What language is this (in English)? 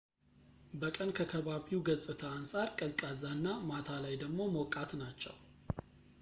Amharic